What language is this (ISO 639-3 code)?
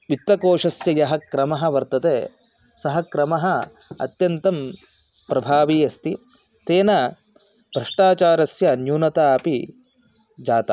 san